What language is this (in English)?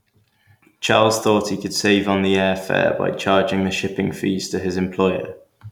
English